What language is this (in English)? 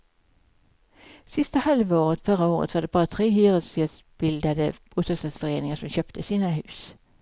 Swedish